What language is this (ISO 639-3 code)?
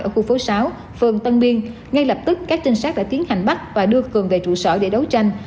vie